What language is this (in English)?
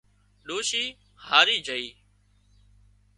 Wadiyara Koli